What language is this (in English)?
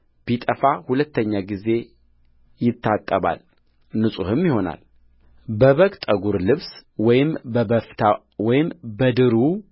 Amharic